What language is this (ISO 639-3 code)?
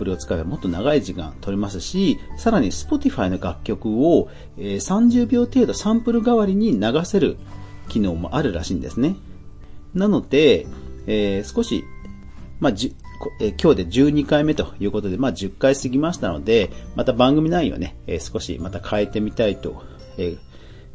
jpn